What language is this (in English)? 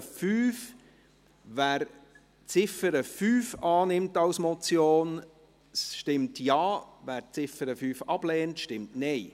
Swiss German